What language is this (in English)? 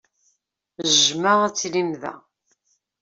Kabyle